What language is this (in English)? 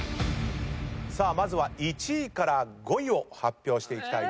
Japanese